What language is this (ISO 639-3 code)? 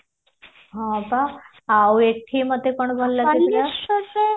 ori